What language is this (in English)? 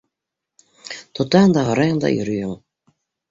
Bashkir